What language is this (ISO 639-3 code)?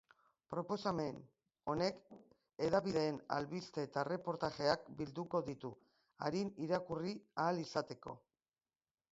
eus